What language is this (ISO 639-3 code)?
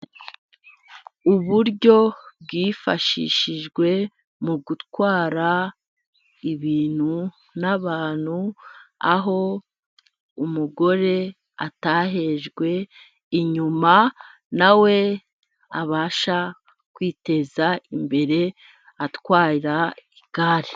kin